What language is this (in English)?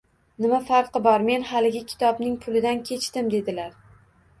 Uzbek